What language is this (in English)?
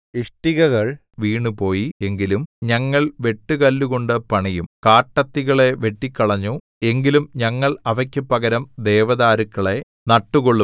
Malayalam